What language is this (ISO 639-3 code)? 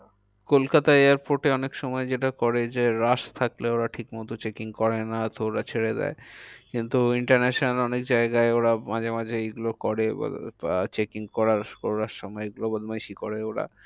ben